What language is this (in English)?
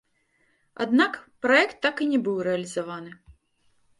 Belarusian